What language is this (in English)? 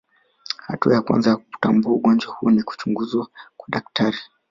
Swahili